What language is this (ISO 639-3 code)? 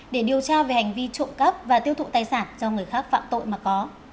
vie